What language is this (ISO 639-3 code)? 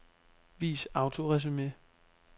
dan